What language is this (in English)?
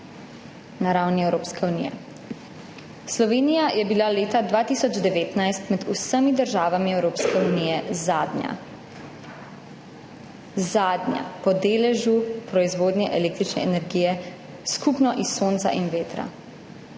Slovenian